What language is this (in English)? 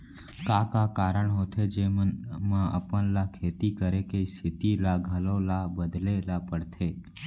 Chhattisgarhi